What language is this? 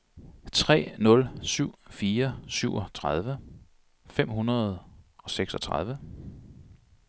Danish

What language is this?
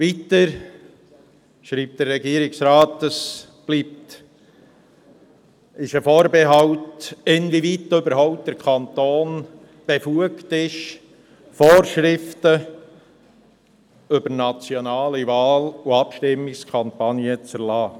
Swiss German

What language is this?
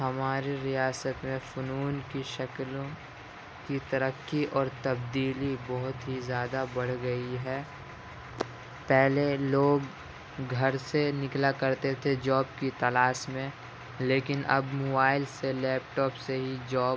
Urdu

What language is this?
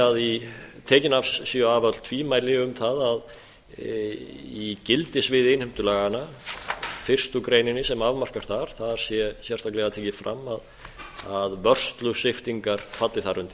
Icelandic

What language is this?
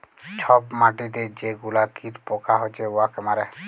Bangla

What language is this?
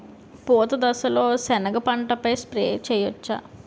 Telugu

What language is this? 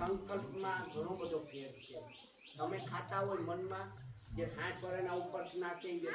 Gujarati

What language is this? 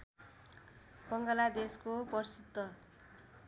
Nepali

